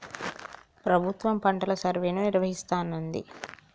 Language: Telugu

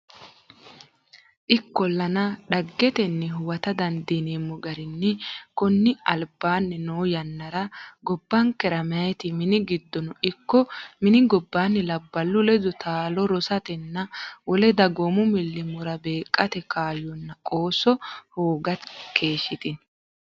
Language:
Sidamo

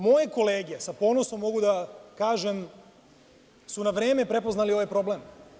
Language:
Serbian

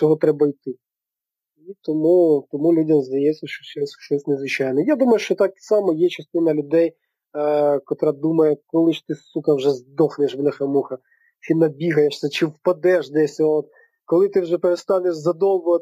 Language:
Ukrainian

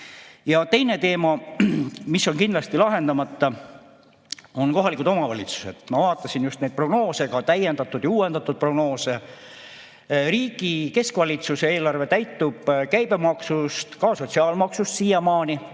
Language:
Estonian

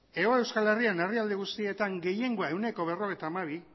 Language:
Basque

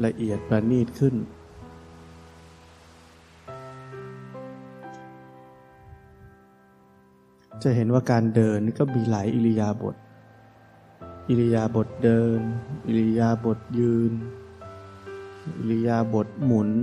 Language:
Thai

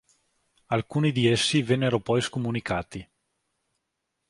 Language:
Italian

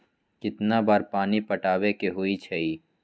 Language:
Magahi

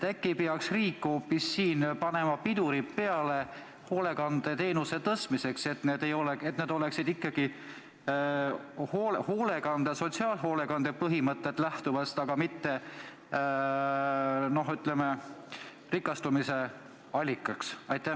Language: Estonian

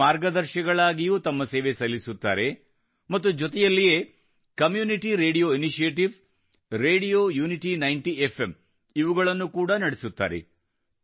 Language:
Kannada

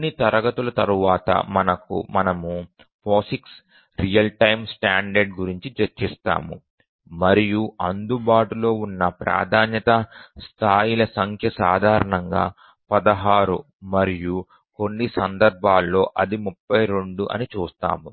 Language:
Telugu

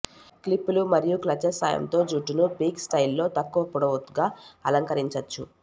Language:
Telugu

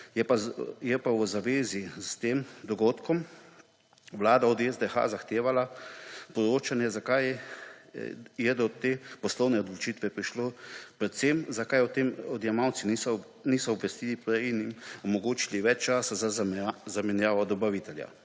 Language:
Slovenian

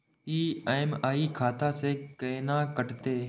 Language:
Maithili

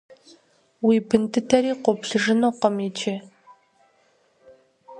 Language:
Kabardian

